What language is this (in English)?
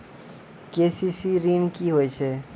Maithili